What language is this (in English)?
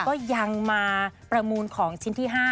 Thai